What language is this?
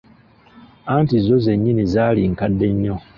Ganda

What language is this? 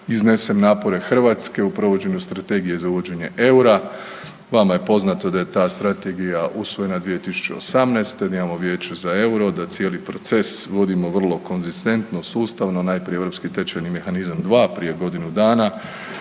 Croatian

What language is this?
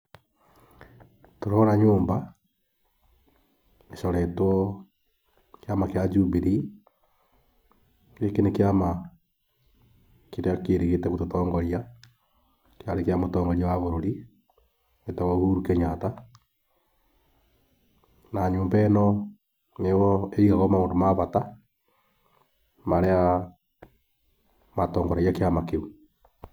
Kikuyu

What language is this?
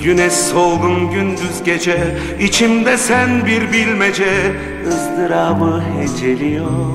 Turkish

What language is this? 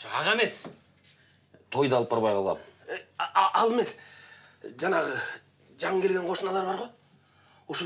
Russian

